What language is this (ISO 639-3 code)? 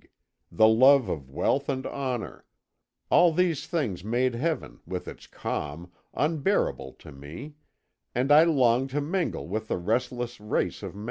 eng